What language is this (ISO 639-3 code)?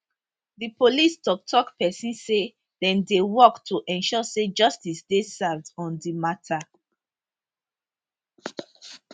pcm